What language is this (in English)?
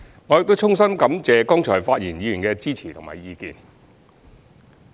Cantonese